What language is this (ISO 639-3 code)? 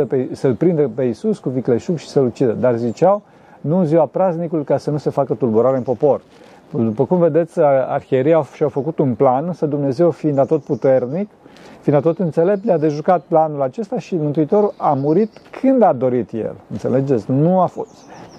ron